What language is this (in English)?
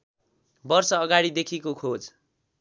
Nepali